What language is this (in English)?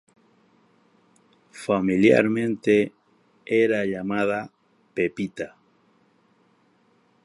Spanish